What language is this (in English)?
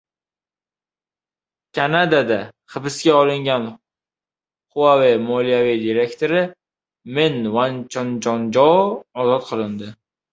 Uzbek